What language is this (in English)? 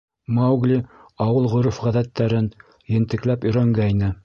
Bashkir